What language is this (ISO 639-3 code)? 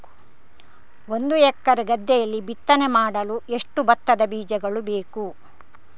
kan